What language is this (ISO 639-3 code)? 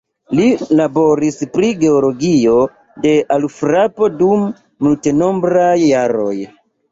epo